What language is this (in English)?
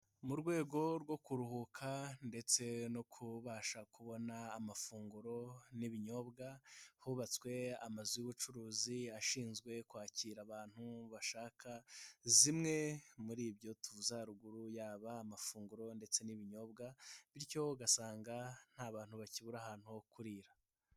Kinyarwanda